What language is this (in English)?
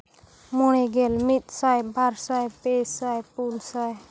Santali